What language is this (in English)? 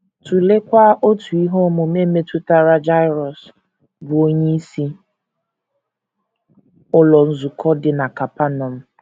Igbo